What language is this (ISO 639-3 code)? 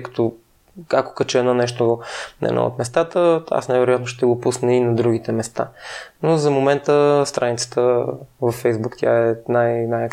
bul